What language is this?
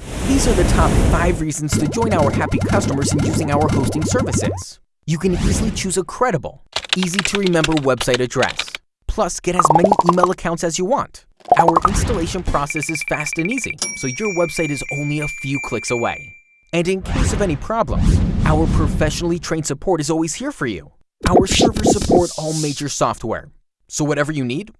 English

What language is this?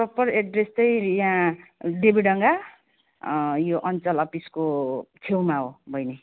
Nepali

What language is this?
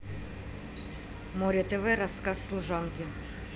Russian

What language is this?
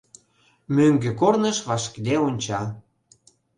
Mari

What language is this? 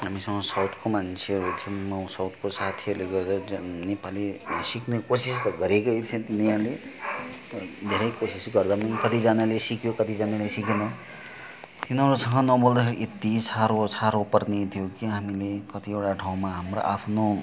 Nepali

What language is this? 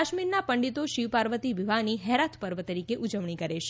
Gujarati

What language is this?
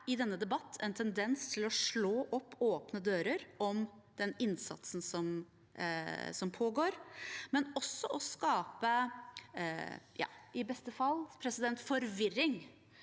Norwegian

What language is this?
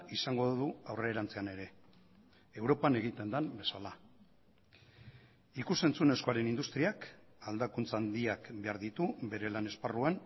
Basque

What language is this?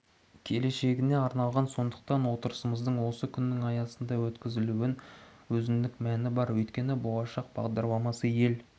Kazakh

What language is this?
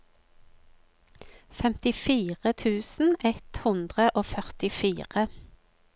Norwegian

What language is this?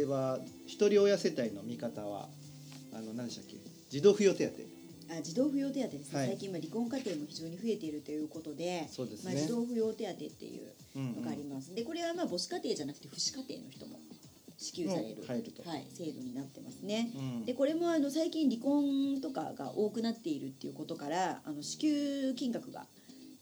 Japanese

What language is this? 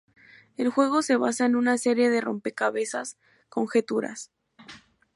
Spanish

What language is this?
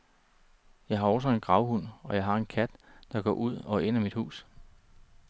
Danish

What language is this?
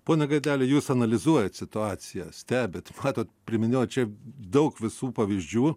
Lithuanian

